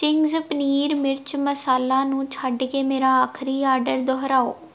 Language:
Punjabi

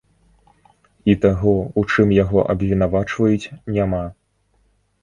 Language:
Belarusian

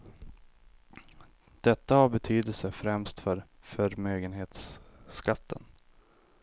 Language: Swedish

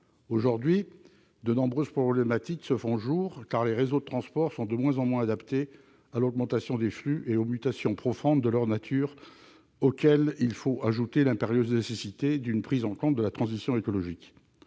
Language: French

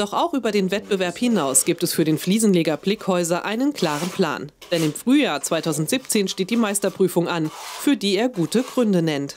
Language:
German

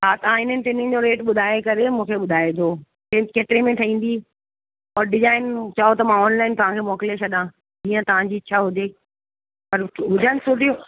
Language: Sindhi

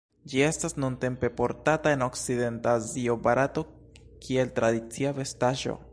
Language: Esperanto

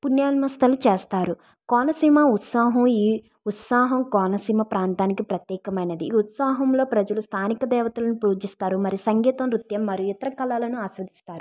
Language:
Telugu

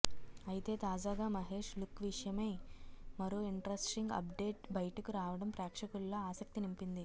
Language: Telugu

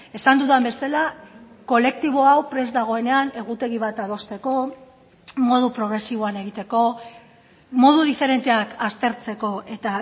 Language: Basque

